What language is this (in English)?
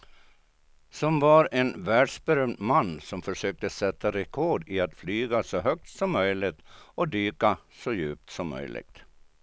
Swedish